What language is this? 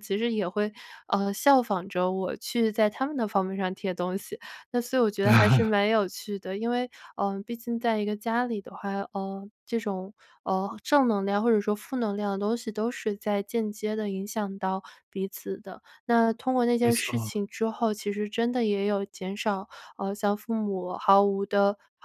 Chinese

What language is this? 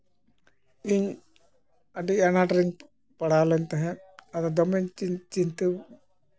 Santali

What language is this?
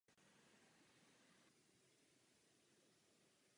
Czech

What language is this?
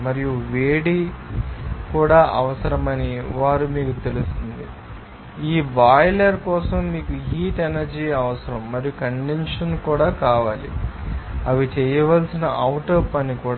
Telugu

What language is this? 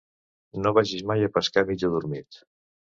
Catalan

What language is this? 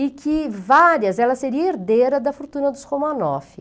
Portuguese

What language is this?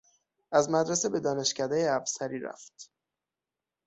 Persian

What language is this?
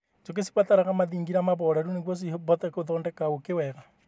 Kikuyu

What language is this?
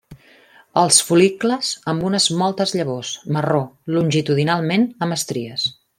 Catalan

